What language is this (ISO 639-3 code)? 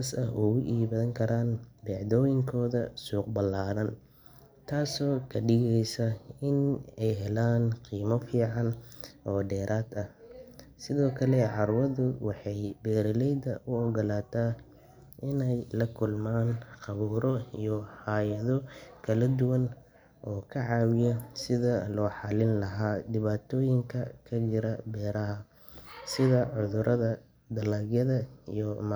som